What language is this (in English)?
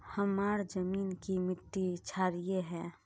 Magahi